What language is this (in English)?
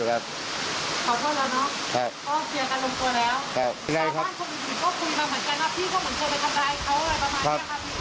Thai